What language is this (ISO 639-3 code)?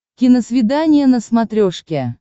rus